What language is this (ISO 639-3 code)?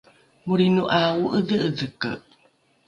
dru